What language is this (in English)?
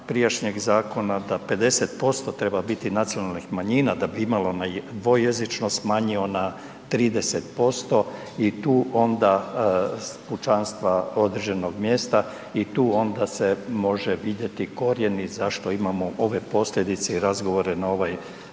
Croatian